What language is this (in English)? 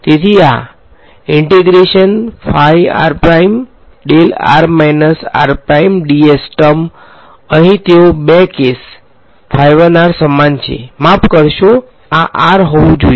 Gujarati